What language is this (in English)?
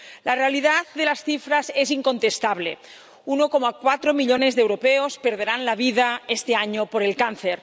Spanish